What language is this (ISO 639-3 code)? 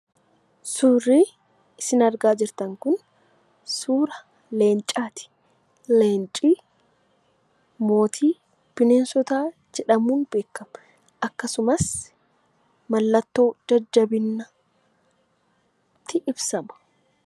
orm